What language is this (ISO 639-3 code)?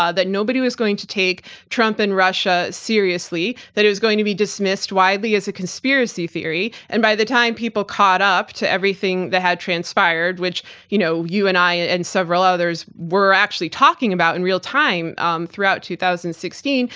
eng